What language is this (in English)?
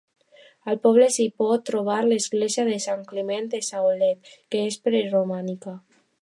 Catalan